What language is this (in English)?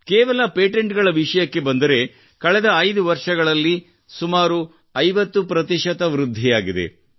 Kannada